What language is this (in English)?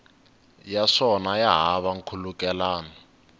Tsonga